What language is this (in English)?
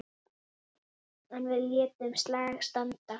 Icelandic